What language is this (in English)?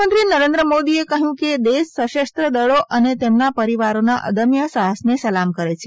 Gujarati